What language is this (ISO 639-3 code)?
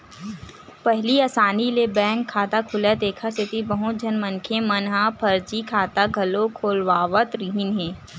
hne